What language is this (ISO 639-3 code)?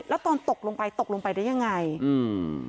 tha